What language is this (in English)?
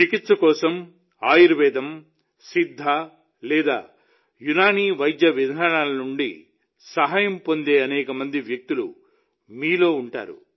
Telugu